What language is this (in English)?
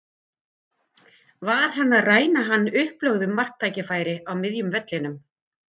Icelandic